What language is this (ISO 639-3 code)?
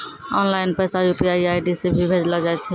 mai